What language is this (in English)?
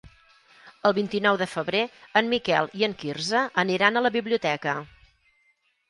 Catalan